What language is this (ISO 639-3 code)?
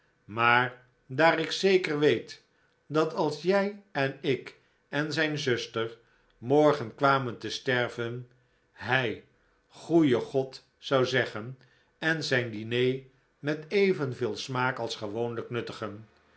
nld